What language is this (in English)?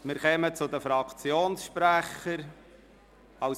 Swiss German